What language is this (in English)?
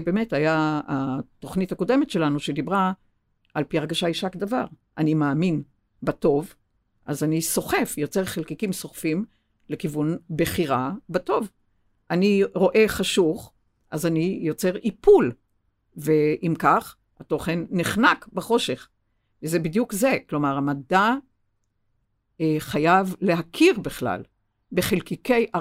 Hebrew